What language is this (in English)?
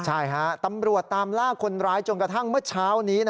Thai